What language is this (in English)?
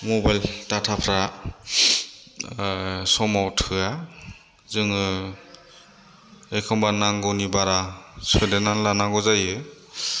Bodo